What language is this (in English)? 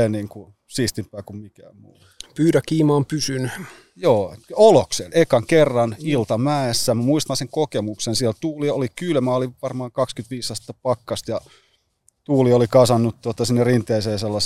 Finnish